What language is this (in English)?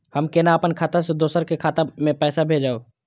Maithili